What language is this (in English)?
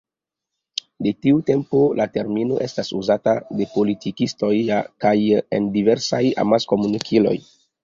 Esperanto